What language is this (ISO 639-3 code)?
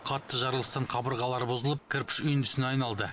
kaz